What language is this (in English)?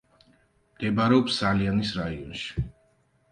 Georgian